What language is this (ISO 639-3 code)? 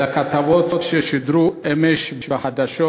heb